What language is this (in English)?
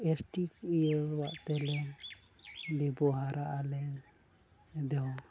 Santali